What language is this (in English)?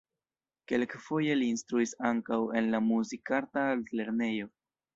Esperanto